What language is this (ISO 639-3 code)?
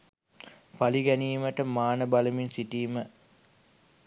sin